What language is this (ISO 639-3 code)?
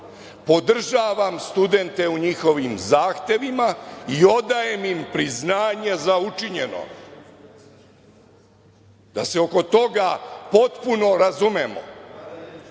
srp